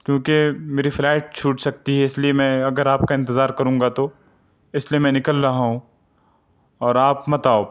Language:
Urdu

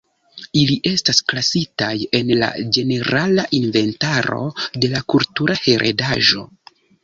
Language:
Esperanto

